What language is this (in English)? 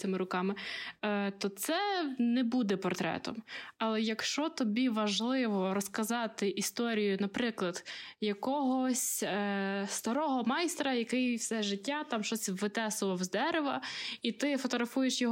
Ukrainian